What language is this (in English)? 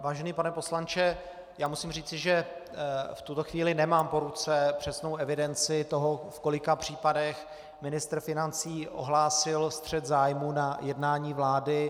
Czech